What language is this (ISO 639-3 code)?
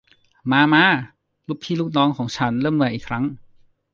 tha